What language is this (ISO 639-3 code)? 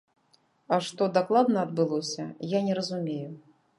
bel